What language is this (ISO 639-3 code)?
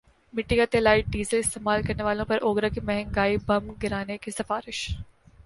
urd